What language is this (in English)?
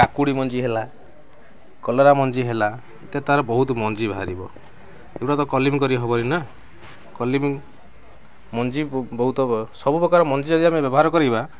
Odia